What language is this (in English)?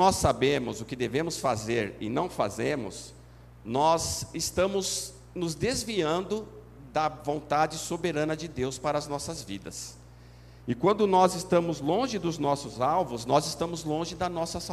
Portuguese